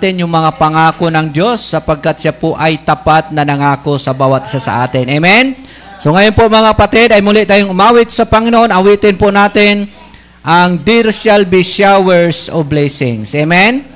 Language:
Filipino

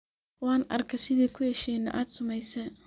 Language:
Somali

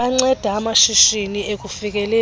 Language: Xhosa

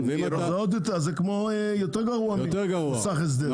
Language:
Hebrew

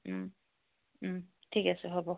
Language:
Assamese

